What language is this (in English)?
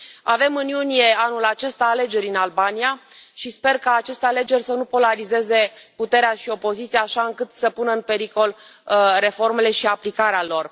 Romanian